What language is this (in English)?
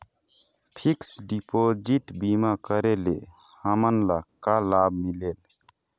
Chhattisgarhi